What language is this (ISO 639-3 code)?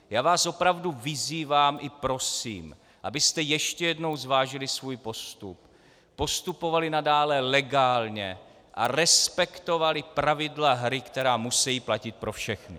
ces